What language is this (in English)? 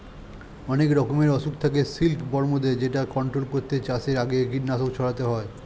Bangla